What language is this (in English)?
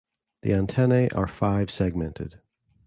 English